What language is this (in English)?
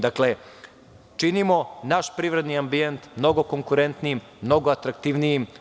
Serbian